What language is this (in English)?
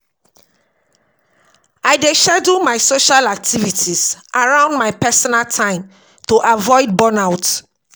Nigerian Pidgin